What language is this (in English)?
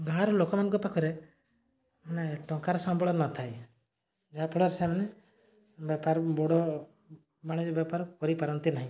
Odia